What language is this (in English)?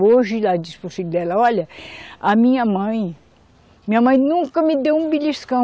Portuguese